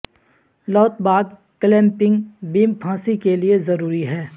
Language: Urdu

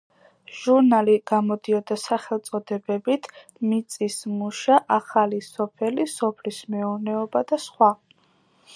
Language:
Georgian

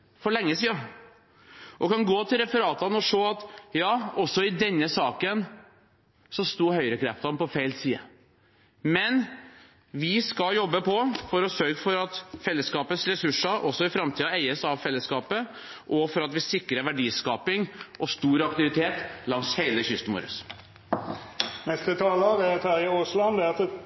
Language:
Norwegian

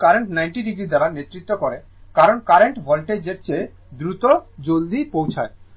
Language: Bangla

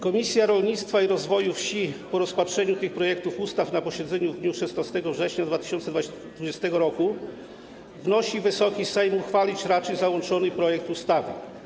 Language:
Polish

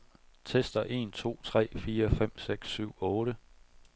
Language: Danish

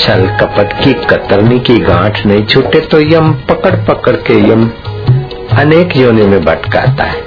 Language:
Hindi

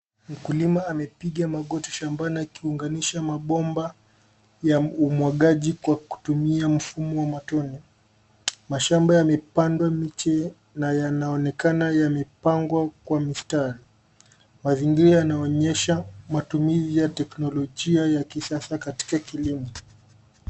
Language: Swahili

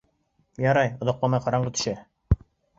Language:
Bashkir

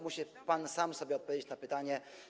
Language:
Polish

